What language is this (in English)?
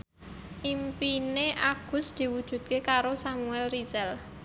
Javanese